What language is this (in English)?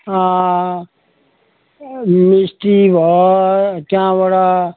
Nepali